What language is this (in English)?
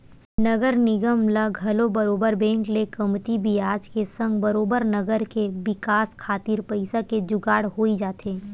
Chhattisgarhi